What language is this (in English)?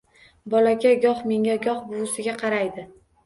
Uzbek